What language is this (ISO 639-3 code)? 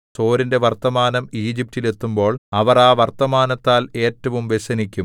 mal